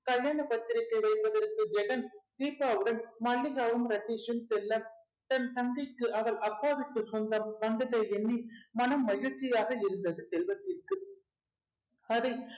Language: Tamil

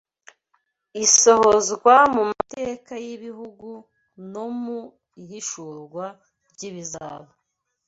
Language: Kinyarwanda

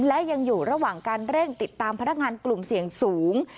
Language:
Thai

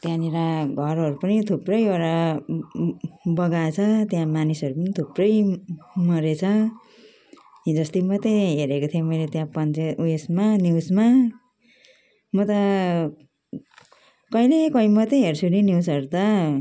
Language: Nepali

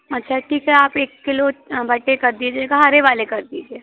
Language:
Hindi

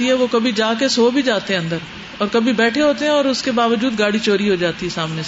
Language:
Urdu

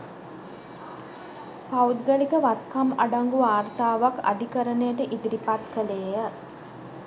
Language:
Sinhala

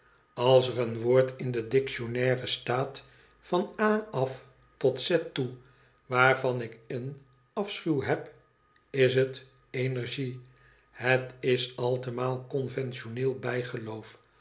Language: Dutch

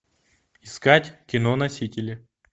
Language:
Russian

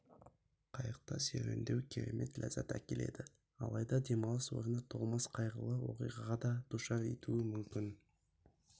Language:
Kazakh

